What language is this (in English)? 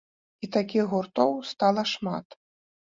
Belarusian